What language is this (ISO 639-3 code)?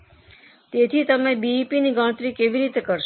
guj